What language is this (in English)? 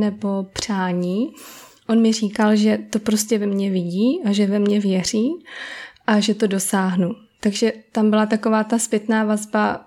Czech